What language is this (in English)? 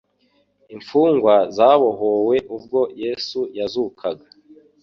Kinyarwanda